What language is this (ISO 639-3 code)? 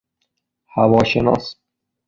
fas